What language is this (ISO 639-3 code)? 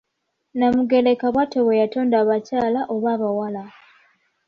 lug